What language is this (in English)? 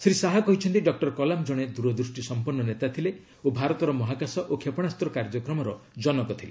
Odia